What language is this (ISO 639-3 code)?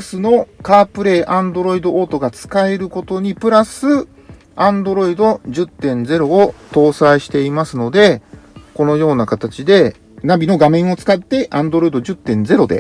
jpn